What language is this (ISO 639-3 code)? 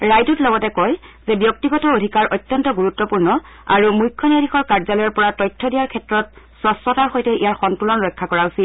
asm